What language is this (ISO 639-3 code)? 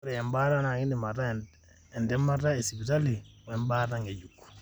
mas